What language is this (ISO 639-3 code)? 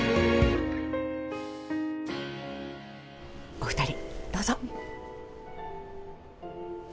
jpn